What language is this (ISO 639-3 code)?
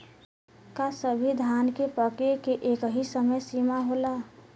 bho